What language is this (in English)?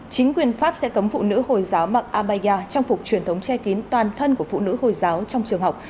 Vietnamese